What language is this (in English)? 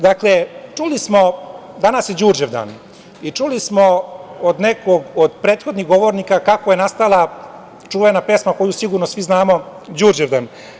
Serbian